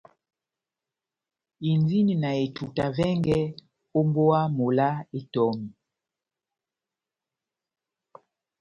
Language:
Batanga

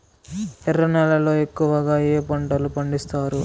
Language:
Telugu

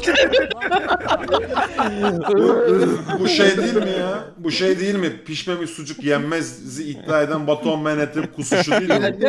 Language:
Turkish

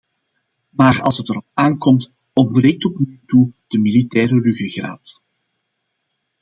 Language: Dutch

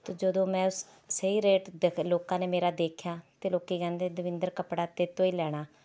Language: Punjabi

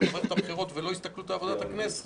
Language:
Hebrew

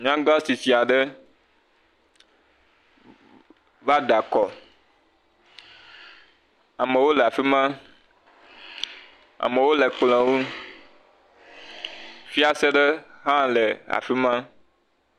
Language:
Ewe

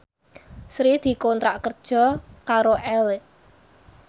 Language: Javanese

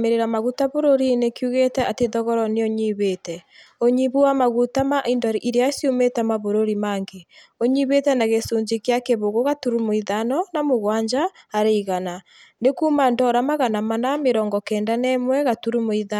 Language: Kikuyu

